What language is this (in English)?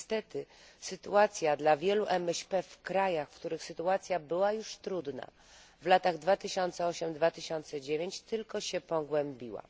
Polish